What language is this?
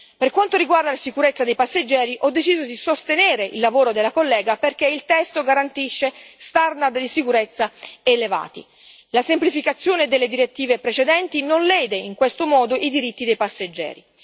Italian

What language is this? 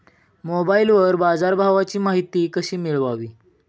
Marathi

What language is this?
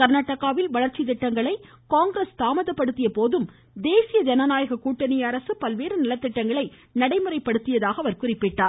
Tamil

